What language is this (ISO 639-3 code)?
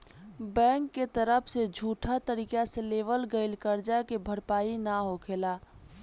bho